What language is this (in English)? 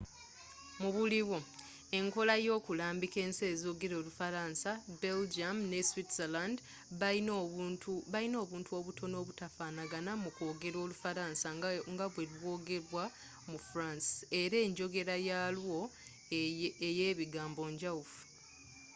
Ganda